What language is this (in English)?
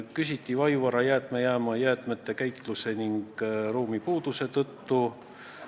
Estonian